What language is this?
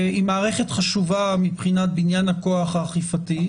Hebrew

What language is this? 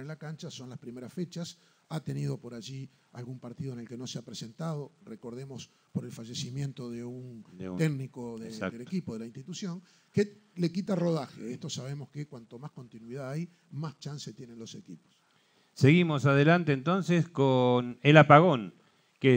Spanish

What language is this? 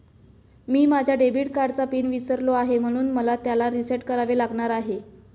Marathi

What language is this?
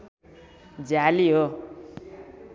Nepali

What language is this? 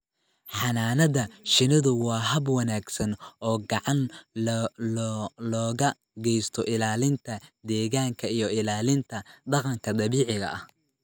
Somali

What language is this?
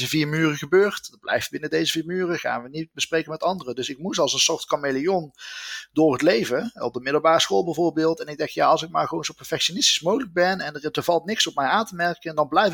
Dutch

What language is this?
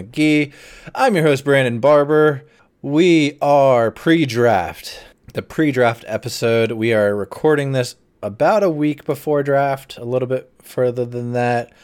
English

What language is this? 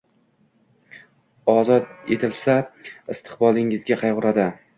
Uzbek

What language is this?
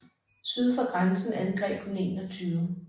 Danish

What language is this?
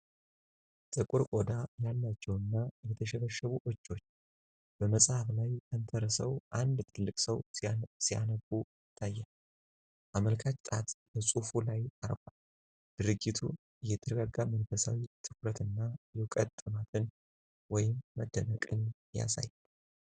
Amharic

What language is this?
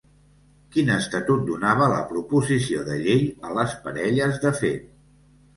Catalan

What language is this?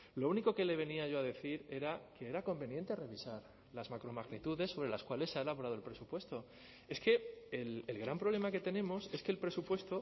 Spanish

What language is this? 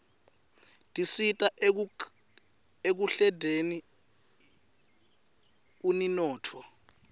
Swati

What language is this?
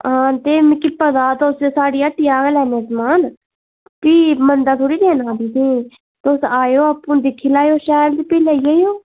Dogri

